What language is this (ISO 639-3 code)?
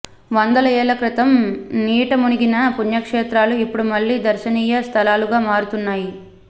tel